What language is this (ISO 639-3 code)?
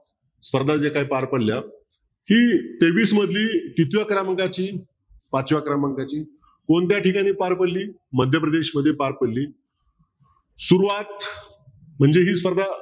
mar